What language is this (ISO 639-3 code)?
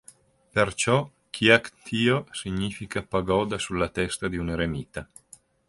ita